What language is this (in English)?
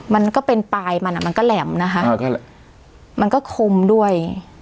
Thai